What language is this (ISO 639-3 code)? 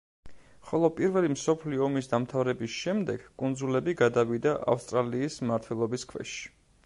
kat